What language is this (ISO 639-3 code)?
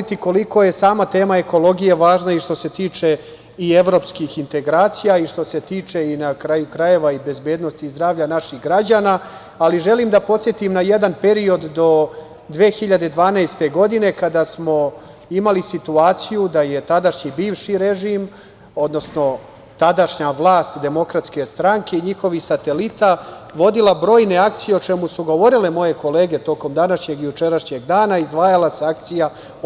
srp